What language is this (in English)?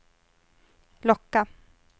Swedish